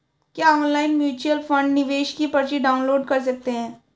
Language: Hindi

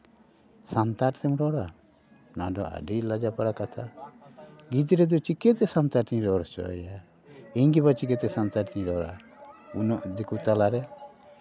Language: Santali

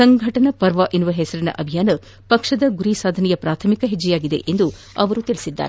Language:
Kannada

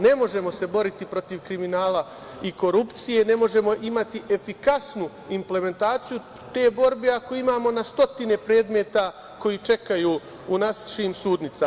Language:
Serbian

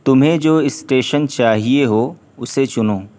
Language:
Urdu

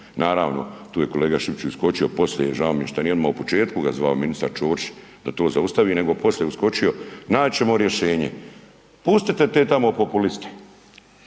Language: Croatian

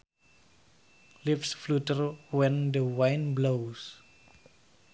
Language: Sundanese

